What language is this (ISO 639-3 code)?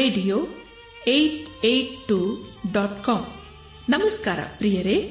kan